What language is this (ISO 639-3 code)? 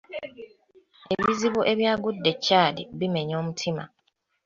lug